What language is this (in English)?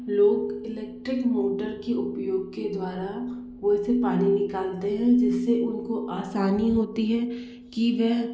Hindi